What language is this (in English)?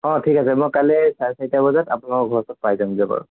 Assamese